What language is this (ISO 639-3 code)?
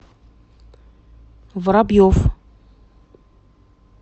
rus